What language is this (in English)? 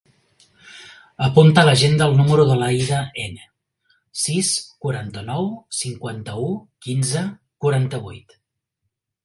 Catalan